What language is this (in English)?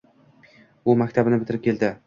Uzbek